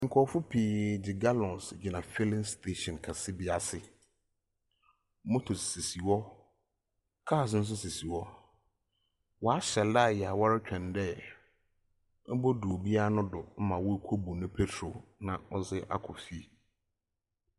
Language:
Akan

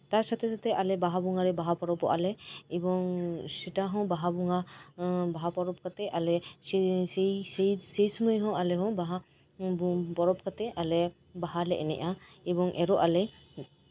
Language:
Santali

